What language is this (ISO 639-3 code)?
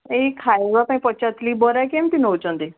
ori